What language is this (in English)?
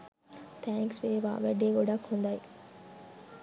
Sinhala